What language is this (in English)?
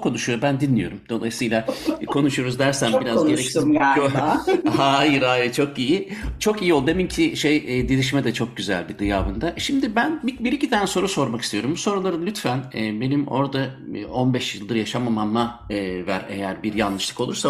Turkish